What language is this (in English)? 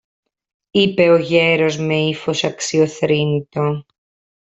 Greek